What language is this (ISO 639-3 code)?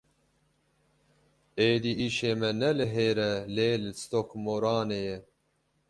kur